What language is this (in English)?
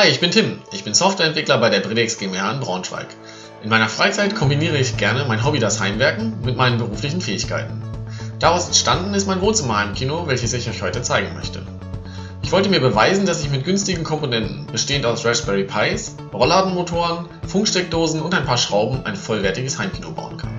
German